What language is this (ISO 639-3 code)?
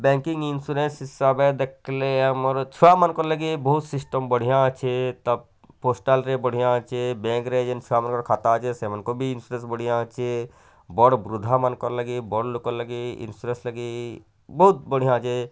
ori